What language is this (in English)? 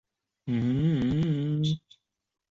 Chinese